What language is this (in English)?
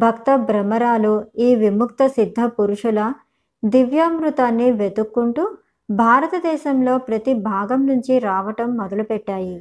Telugu